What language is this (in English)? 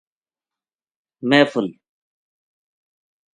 Gujari